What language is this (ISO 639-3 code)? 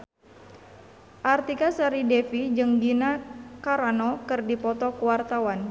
sun